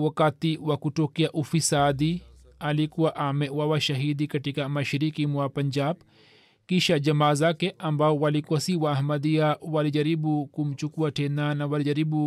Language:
Swahili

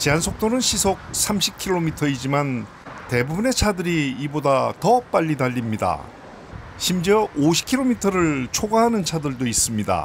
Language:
Korean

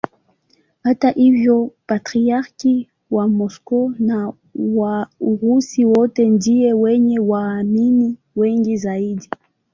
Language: Swahili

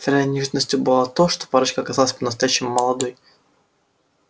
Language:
Russian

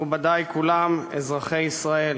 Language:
Hebrew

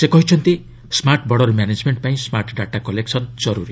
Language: Odia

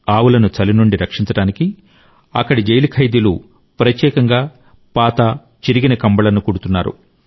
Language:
Telugu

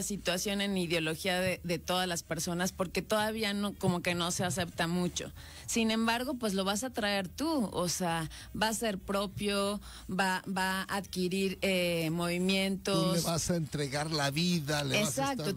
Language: Spanish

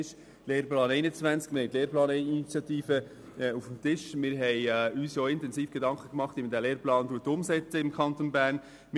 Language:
Swiss German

